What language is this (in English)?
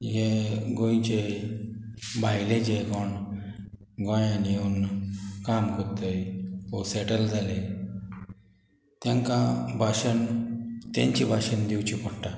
Konkani